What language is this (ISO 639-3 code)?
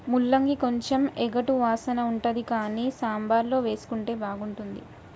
tel